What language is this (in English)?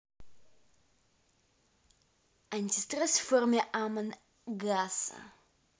Russian